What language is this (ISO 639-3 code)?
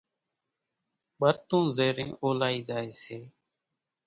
gjk